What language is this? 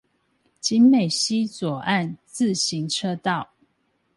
Chinese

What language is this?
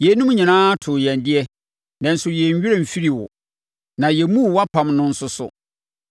Akan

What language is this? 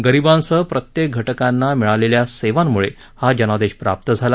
Marathi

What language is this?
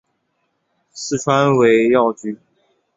Chinese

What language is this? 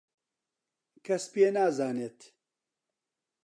Central Kurdish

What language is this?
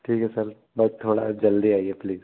Hindi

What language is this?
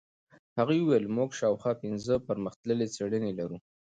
Pashto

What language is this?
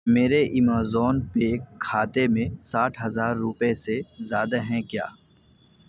Urdu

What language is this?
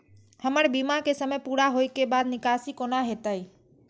Maithili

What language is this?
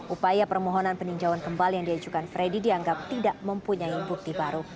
Indonesian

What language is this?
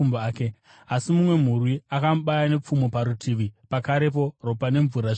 Shona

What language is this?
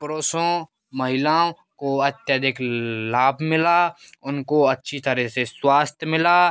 Hindi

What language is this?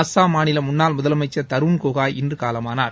Tamil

